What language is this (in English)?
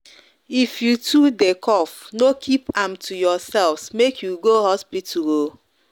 Nigerian Pidgin